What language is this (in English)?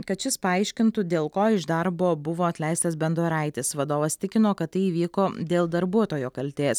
Lithuanian